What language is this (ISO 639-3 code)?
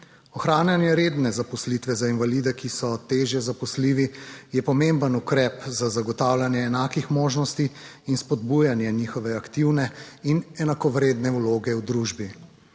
slv